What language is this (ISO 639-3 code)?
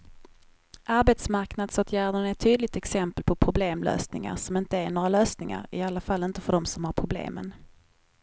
swe